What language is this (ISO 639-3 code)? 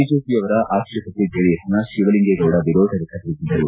kan